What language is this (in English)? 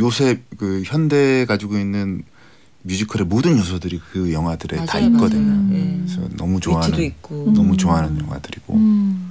Korean